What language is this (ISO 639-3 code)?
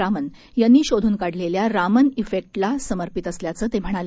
mar